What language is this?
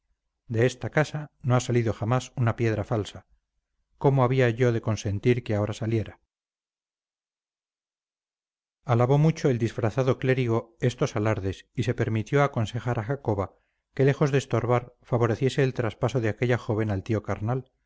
Spanish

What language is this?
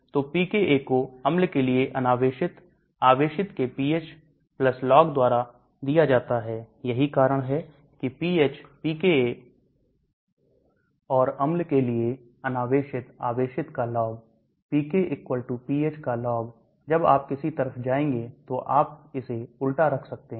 Hindi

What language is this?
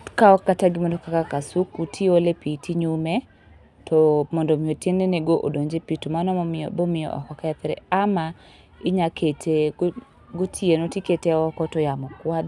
Luo (Kenya and Tanzania)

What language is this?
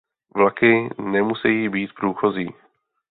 Czech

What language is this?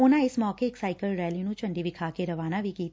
Punjabi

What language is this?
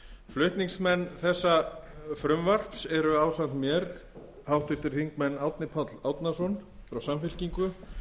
Icelandic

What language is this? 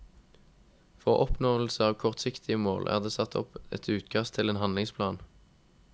Norwegian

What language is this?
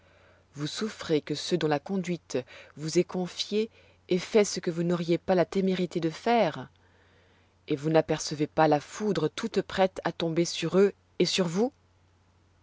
French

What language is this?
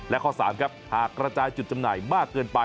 Thai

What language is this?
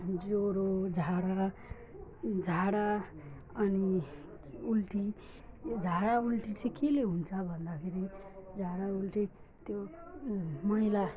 Nepali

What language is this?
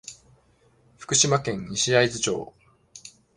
Japanese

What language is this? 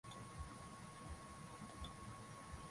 Swahili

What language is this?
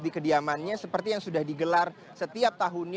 Indonesian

